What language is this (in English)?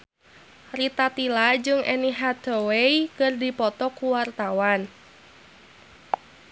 Sundanese